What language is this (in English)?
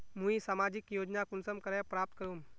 Magahi